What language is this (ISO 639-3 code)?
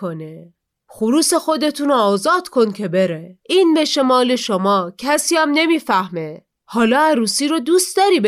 fas